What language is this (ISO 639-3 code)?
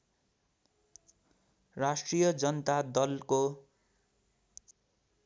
nep